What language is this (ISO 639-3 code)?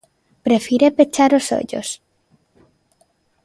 glg